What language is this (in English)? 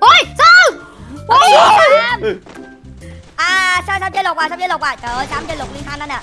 Vietnamese